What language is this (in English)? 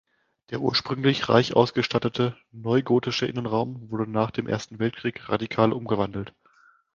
German